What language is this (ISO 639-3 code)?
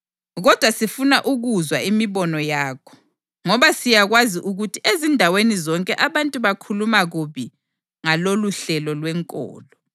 nde